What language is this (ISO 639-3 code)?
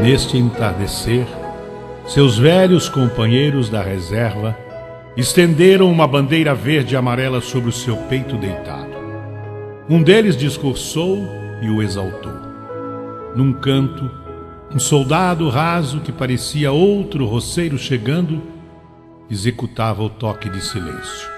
por